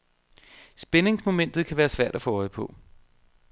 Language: Danish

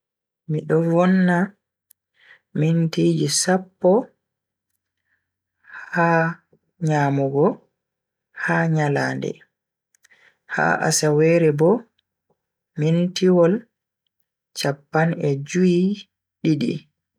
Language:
Bagirmi Fulfulde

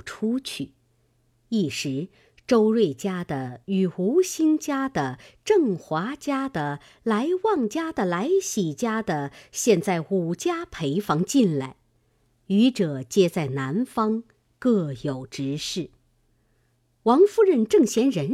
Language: Chinese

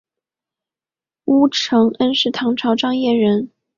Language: Chinese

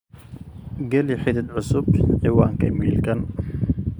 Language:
Somali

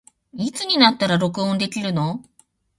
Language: Japanese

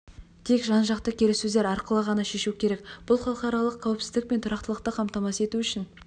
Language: Kazakh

